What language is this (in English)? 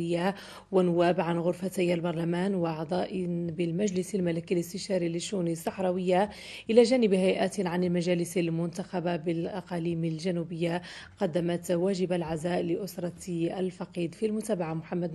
Arabic